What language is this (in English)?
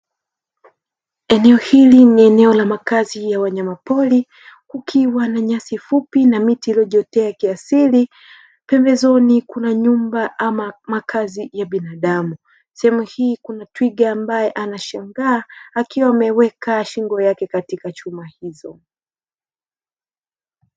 Swahili